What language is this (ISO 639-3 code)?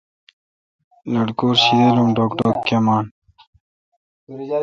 xka